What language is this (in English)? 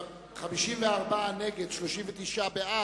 Hebrew